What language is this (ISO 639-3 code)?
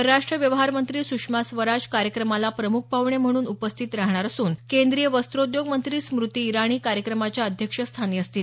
mar